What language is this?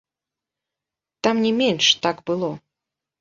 Belarusian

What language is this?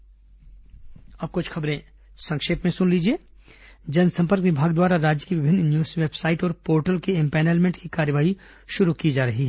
Hindi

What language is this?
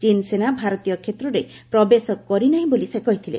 Odia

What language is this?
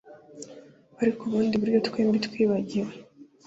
Kinyarwanda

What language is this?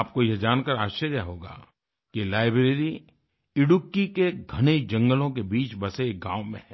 Hindi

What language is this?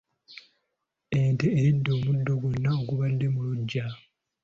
Ganda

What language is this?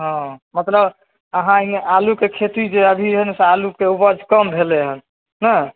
Maithili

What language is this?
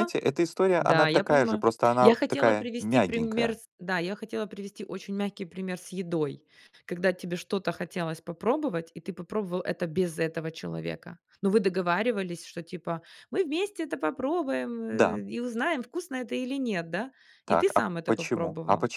Russian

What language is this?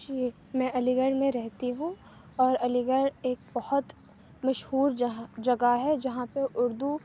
Urdu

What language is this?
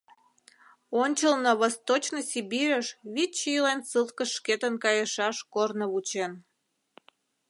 Mari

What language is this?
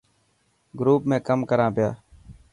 Dhatki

